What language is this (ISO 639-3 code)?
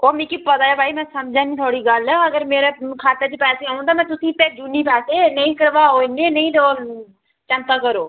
doi